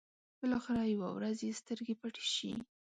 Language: Pashto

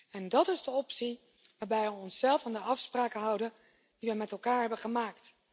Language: Dutch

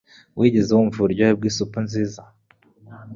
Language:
Kinyarwanda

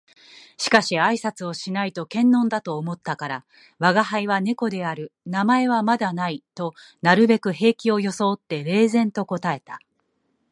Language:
Japanese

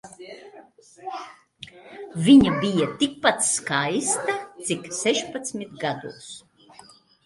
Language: Latvian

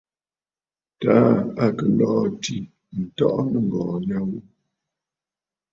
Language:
Bafut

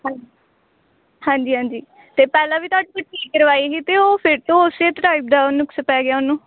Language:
Punjabi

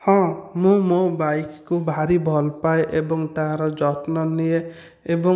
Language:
Odia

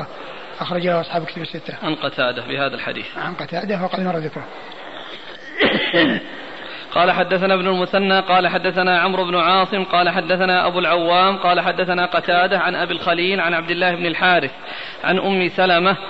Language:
Arabic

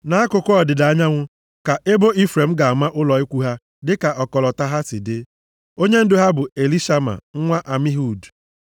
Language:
Igbo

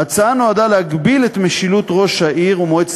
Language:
Hebrew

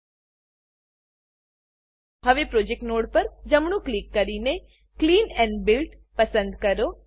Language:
Gujarati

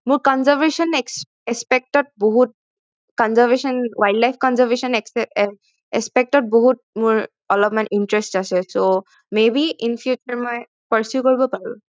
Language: Assamese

